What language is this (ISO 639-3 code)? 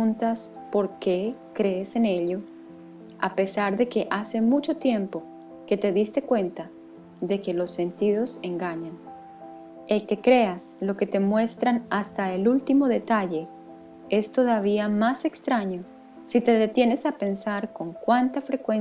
spa